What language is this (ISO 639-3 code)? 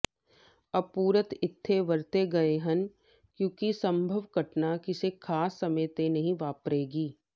pan